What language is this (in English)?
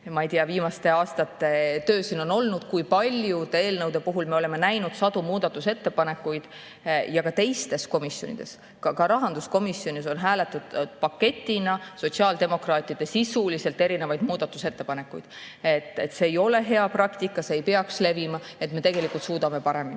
Estonian